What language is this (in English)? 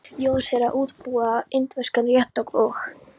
Icelandic